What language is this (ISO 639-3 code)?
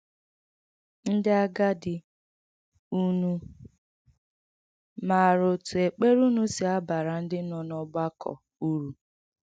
ibo